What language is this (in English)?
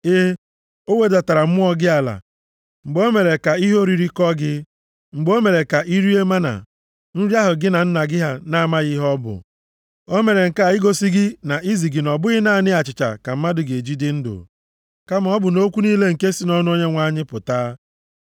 Igbo